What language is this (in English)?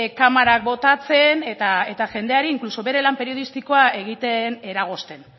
Basque